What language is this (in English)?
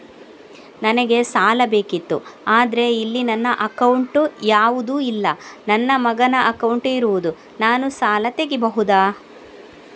Kannada